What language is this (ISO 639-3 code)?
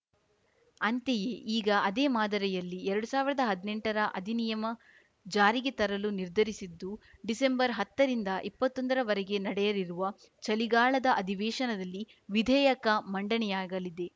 kan